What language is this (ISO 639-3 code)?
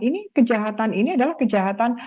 ind